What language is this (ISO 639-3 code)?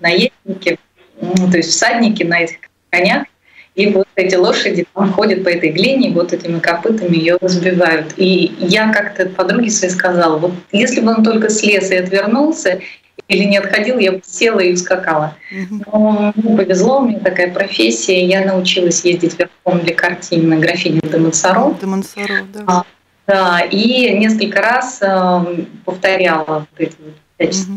rus